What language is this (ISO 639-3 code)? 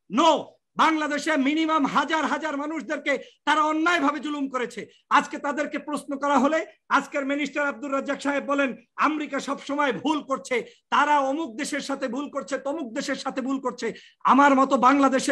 tur